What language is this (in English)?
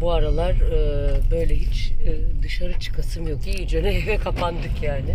Turkish